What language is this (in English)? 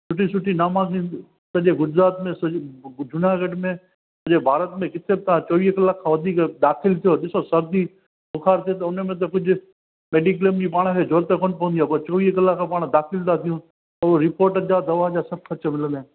Sindhi